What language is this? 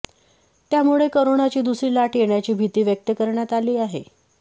Marathi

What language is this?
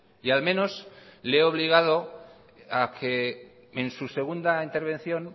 Spanish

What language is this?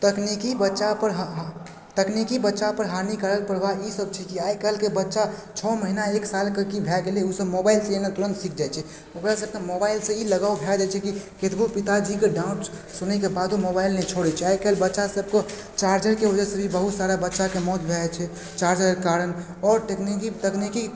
Maithili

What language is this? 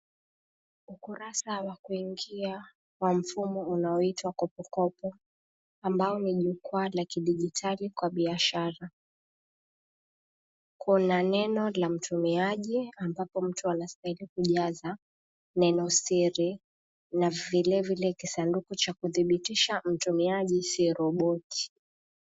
Swahili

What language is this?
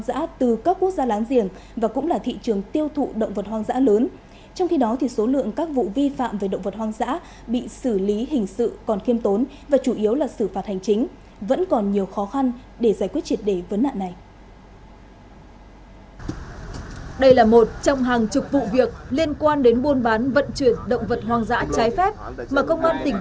Vietnamese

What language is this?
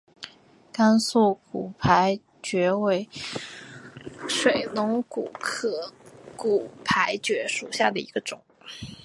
Chinese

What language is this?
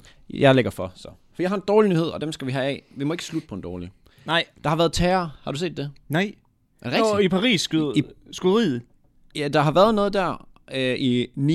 Danish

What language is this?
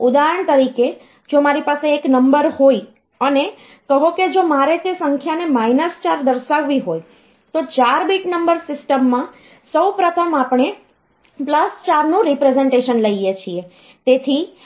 Gujarati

